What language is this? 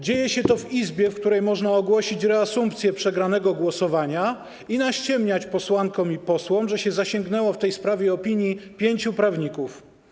Polish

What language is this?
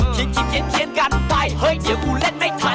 Thai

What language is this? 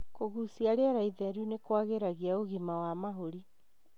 Kikuyu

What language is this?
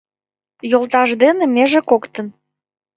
Mari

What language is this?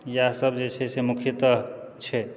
Maithili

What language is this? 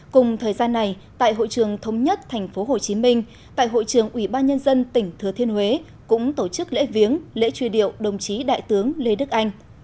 Vietnamese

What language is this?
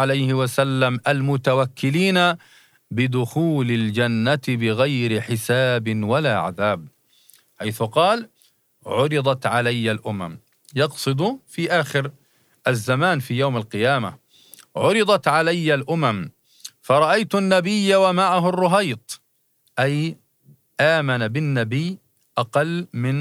Arabic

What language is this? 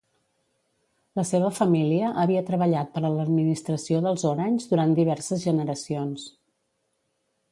Catalan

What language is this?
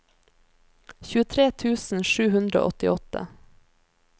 Norwegian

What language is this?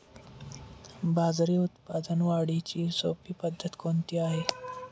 Marathi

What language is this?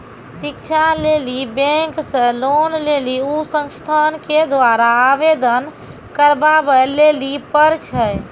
Maithili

